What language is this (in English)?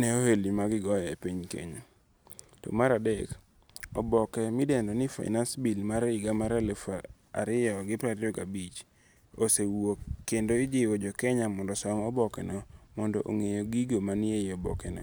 Luo (Kenya and Tanzania)